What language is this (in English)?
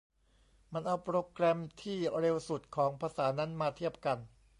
Thai